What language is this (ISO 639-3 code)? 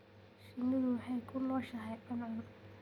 som